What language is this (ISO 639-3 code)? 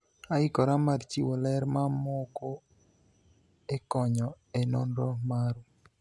luo